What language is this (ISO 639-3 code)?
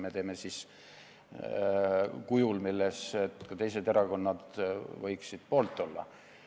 est